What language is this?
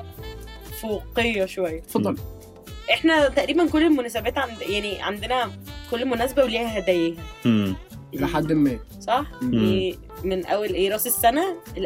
Arabic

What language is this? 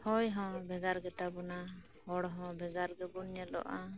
Santali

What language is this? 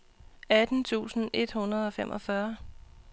Danish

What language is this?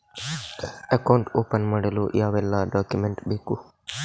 Kannada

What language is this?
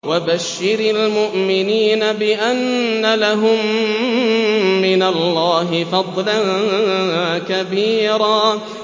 Arabic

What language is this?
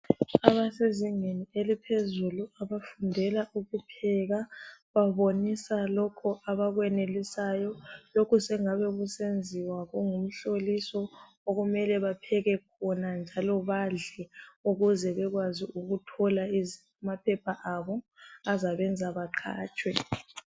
North Ndebele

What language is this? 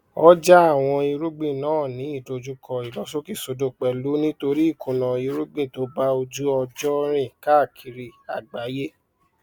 Yoruba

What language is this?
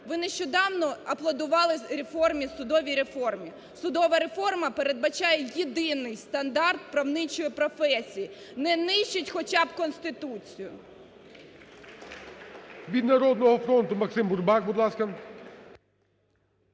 Ukrainian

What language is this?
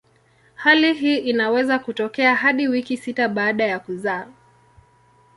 Swahili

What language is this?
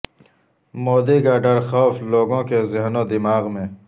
Urdu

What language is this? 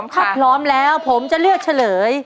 Thai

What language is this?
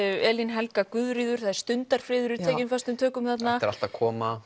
Icelandic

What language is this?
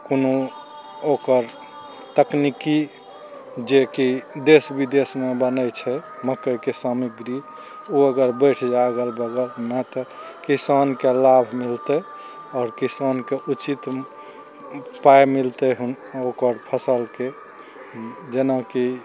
Maithili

